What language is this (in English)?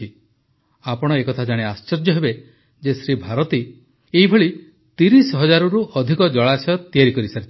Odia